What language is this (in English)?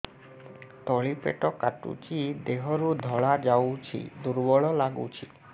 Odia